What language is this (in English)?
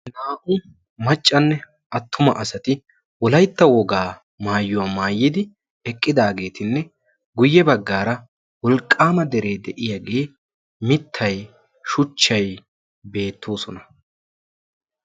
Wolaytta